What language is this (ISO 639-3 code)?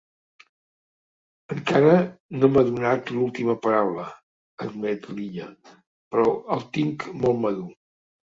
cat